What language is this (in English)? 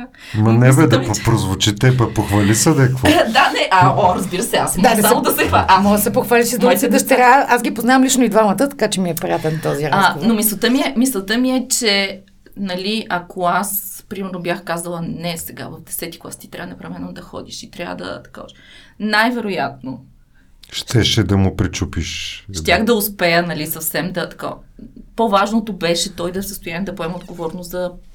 Bulgarian